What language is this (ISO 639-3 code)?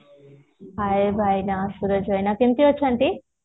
ori